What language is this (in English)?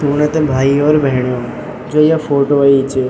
Garhwali